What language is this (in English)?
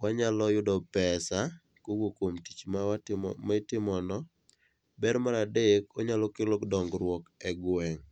Luo (Kenya and Tanzania)